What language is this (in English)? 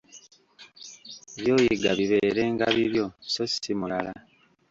Ganda